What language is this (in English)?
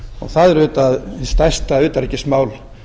Icelandic